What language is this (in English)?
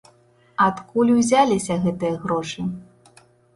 Belarusian